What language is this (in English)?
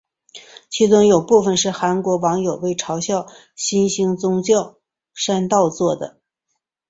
Chinese